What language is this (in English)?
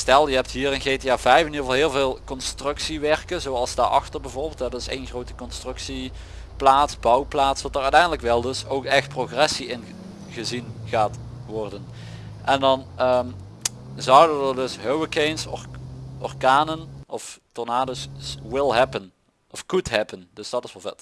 Dutch